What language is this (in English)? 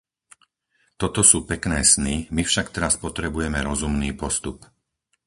Slovak